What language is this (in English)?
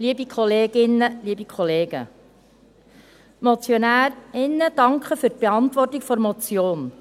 Swiss German